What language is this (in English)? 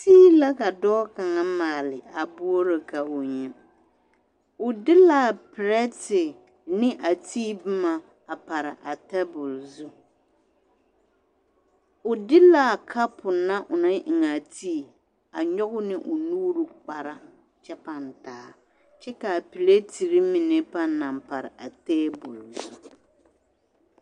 Southern Dagaare